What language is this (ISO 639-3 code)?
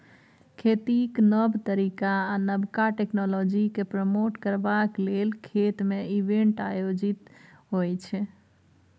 mai